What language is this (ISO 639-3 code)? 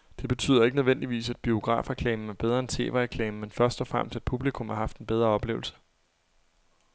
dan